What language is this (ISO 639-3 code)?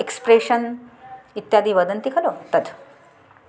san